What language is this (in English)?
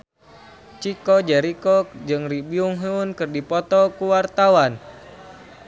Sundanese